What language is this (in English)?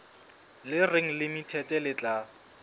Southern Sotho